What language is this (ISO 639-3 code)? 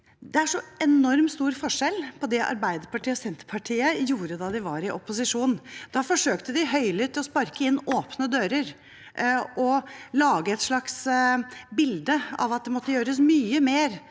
nor